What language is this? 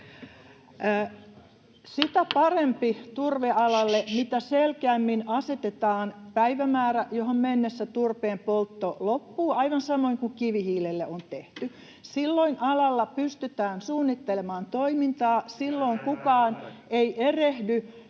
Finnish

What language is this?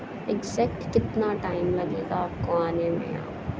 Urdu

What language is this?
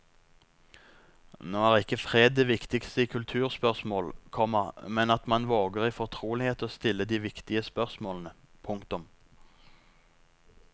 Norwegian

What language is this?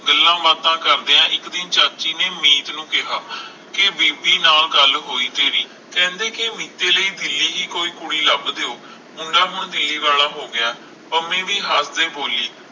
Punjabi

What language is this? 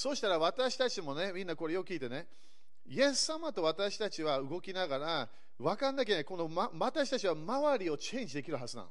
Japanese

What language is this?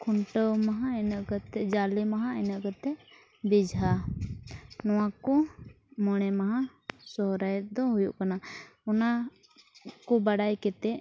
Santali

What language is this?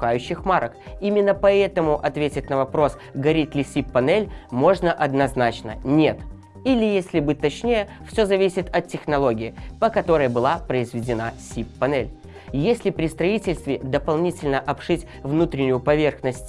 Russian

